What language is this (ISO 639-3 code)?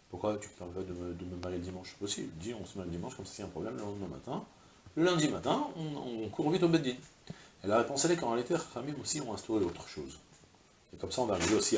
fra